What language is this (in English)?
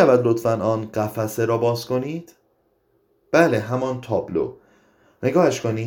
Persian